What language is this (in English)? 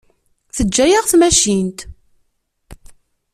Kabyle